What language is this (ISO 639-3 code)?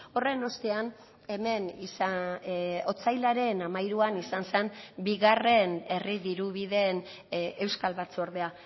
eus